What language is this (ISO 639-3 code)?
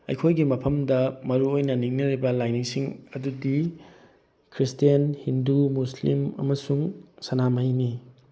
mni